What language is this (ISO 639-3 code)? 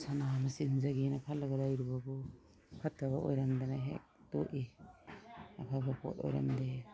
mni